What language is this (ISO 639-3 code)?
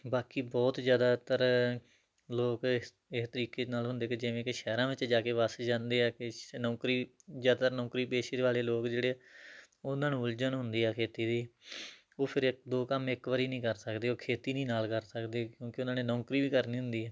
pan